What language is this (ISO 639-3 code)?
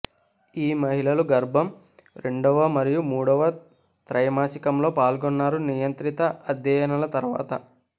tel